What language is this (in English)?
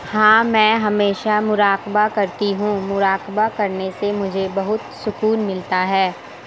Urdu